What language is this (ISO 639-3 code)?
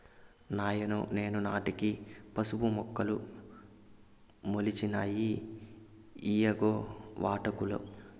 tel